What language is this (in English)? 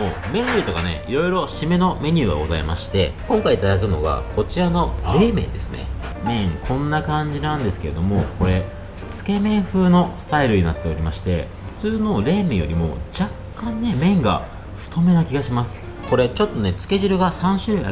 Japanese